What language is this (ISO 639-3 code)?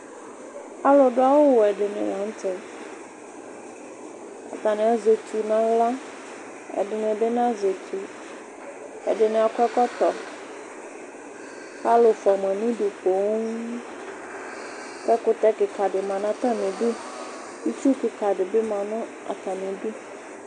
kpo